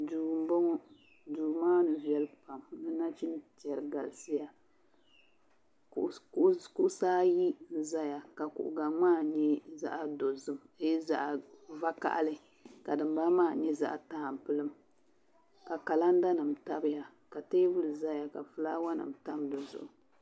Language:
Dagbani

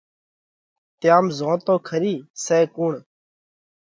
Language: Parkari Koli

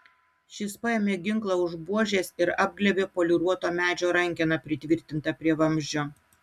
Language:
Lithuanian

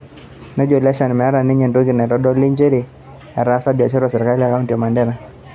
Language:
Masai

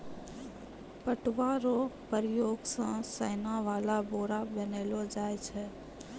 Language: Maithili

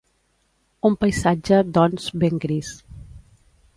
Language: Catalan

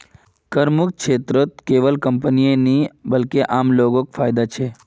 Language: Magahi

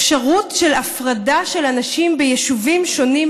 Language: Hebrew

